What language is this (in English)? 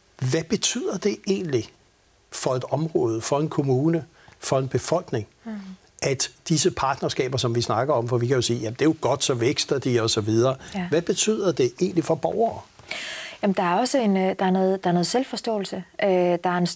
Danish